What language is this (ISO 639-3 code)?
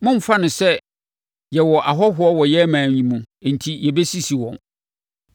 aka